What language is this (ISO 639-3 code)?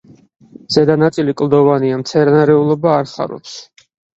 kat